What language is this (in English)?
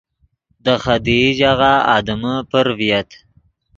Yidgha